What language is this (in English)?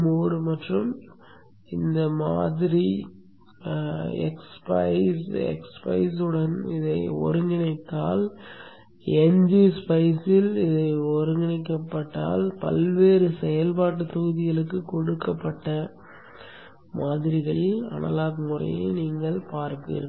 Tamil